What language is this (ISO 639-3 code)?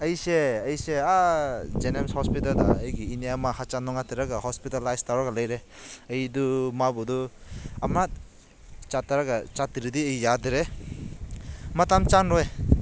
mni